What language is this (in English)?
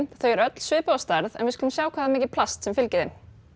Icelandic